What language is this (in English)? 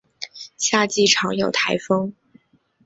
Chinese